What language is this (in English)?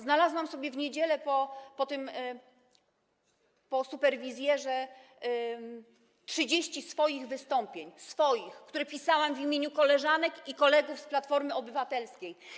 Polish